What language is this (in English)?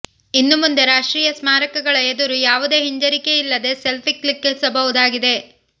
Kannada